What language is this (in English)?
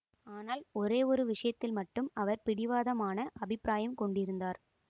Tamil